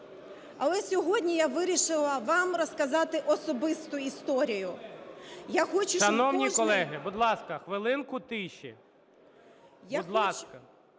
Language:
Ukrainian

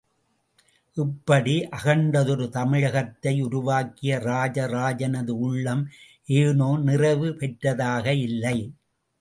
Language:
Tamil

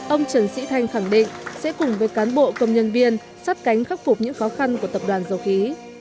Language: Vietnamese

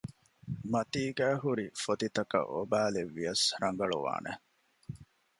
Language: Divehi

